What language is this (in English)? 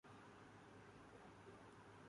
Urdu